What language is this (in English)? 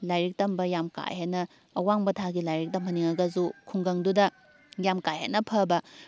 Manipuri